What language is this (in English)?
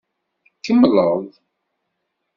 Kabyle